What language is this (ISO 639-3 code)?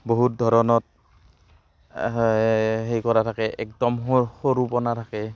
asm